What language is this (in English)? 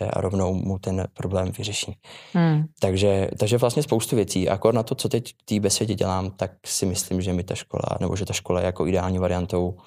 Czech